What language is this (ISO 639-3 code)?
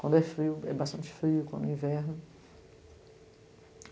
por